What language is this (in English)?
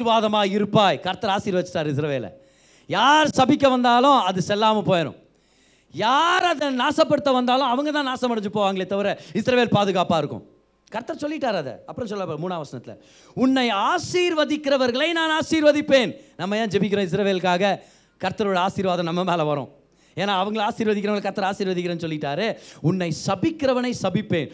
Tamil